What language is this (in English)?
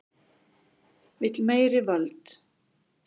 Icelandic